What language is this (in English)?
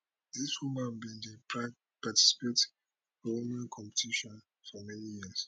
Nigerian Pidgin